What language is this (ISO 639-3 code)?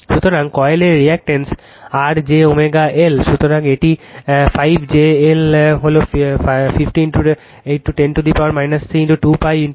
ben